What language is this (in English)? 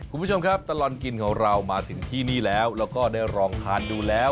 Thai